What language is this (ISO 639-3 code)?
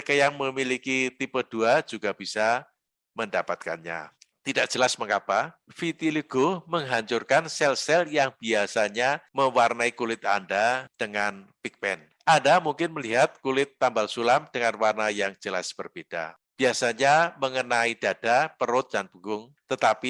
ind